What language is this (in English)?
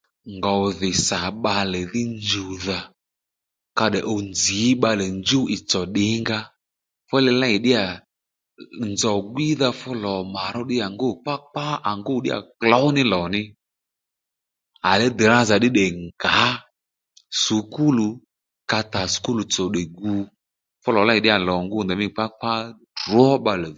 Lendu